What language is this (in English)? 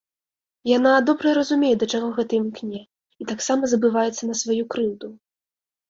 Belarusian